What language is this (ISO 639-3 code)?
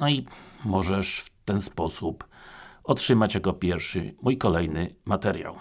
pol